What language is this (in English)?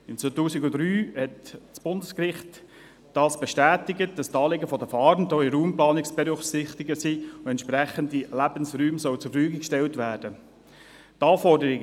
Swiss German